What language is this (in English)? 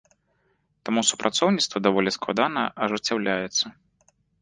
Belarusian